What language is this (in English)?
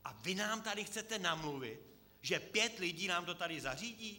Czech